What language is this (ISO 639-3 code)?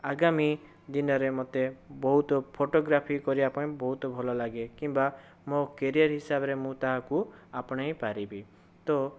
ori